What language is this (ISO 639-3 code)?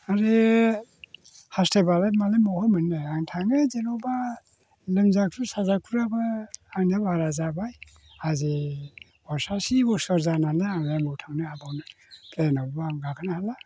brx